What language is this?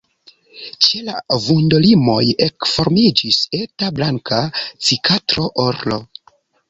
Esperanto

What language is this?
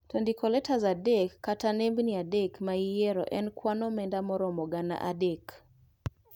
Luo (Kenya and Tanzania)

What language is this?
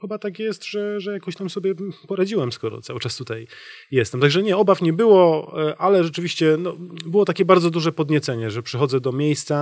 Polish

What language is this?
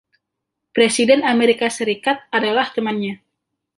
Indonesian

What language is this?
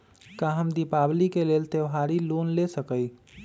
Magahi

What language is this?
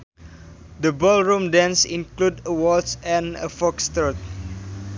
Sundanese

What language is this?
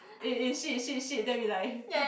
English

